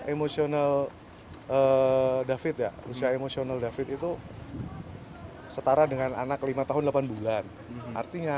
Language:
Indonesian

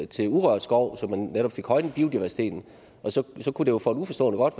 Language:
Danish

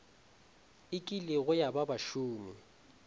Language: Northern Sotho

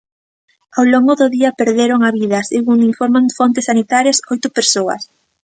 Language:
Galician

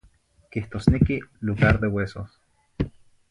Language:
Zacatlán-Ahuacatlán-Tepetzintla Nahuatl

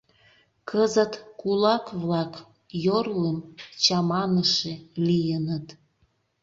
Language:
Mari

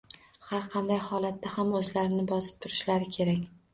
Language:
Uzbek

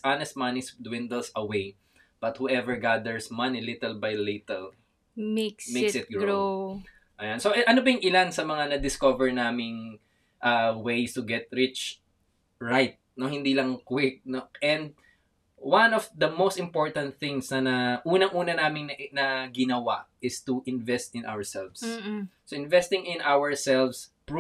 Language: Filipino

